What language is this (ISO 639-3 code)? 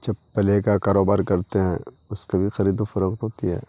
urd